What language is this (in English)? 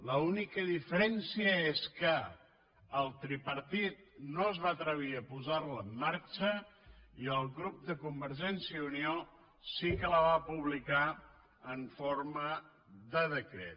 Catalan